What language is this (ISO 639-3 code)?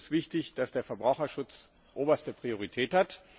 deu